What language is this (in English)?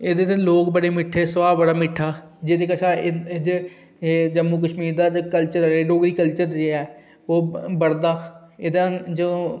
Dogri